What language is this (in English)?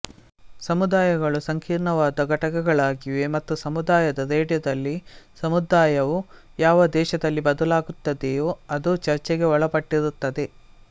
Kannada